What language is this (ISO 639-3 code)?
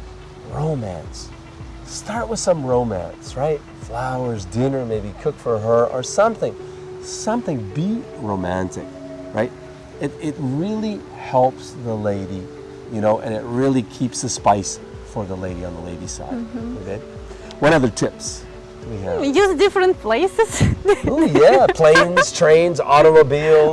eng